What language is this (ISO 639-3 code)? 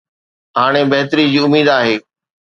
snd